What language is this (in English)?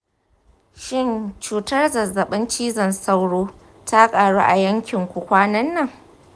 Hausa